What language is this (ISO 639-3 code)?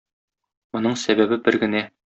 tat